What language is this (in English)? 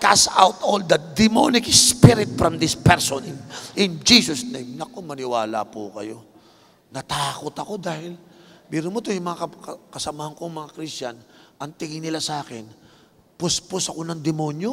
Filipino